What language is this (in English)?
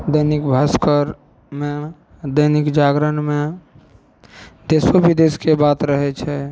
Maithili